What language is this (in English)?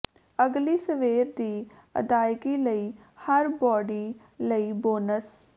Punjabi